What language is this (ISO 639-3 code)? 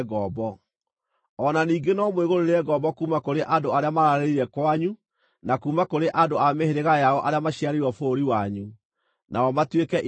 kik